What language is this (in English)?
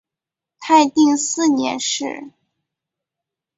Chinese